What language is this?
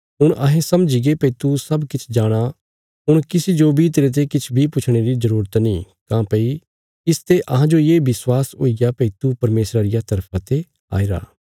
Bilaspuri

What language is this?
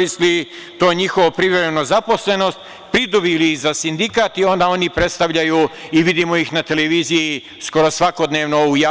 Serbian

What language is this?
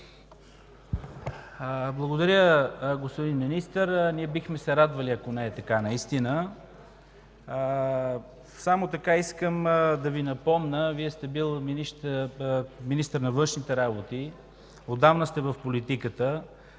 Bulgarian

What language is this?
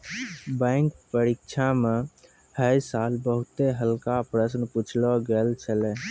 Maithili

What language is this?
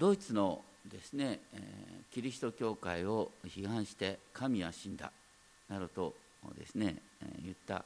Japanese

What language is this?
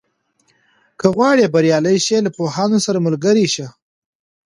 Pashto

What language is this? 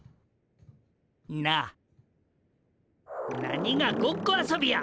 Japanese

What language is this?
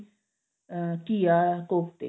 Punjabi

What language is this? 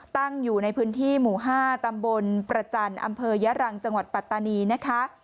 Thai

